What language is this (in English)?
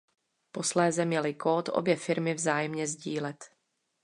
Czech